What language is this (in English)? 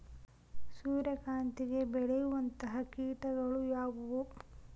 Kannada